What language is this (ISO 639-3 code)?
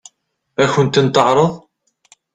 kab